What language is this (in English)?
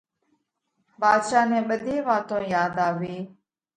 Parkari Koli